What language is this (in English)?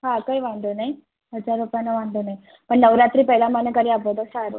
Gujarati